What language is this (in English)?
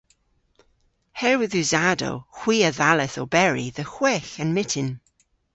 Cornish